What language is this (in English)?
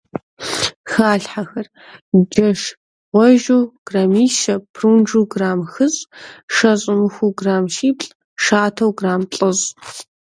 Kabardian